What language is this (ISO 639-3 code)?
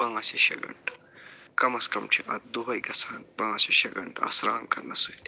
kas